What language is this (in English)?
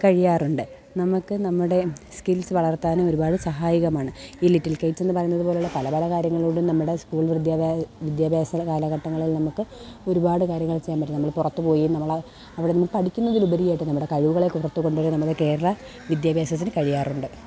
Malayalam